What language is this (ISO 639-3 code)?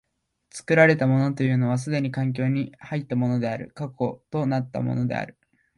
jpn